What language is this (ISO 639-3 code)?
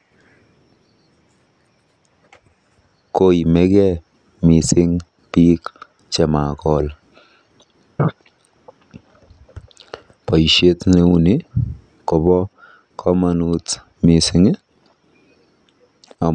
kln